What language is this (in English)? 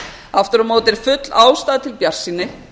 Icelandic